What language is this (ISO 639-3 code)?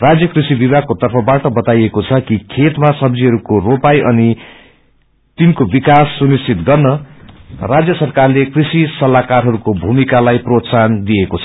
nep